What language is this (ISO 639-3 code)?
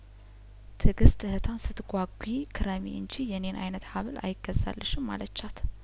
amh